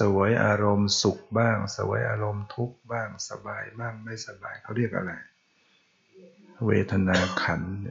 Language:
Thai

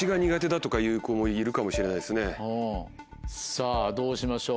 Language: Japanese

